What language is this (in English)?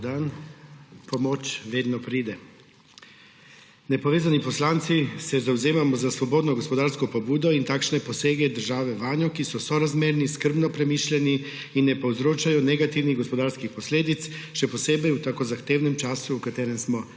Slovenian